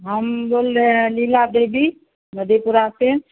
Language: Hindi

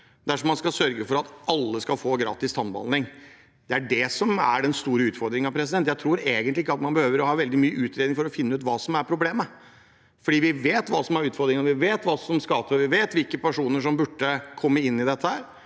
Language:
Norwegian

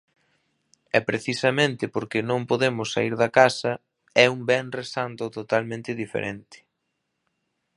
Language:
Galician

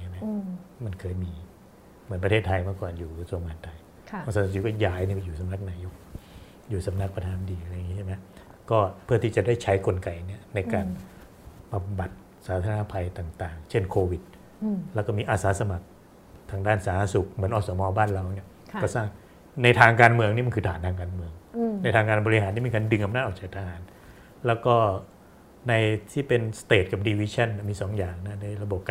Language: Thai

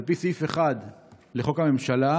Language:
Hebrew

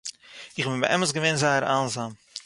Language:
Yiddish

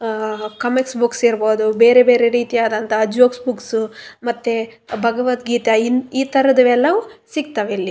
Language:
Kannada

